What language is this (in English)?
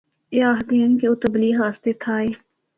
Northern Hindko